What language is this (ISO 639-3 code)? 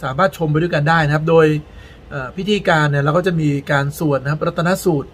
tha